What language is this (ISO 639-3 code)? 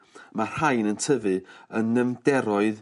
cym